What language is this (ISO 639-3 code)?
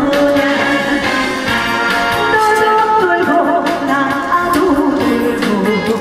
kor